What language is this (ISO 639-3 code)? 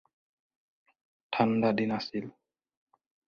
asm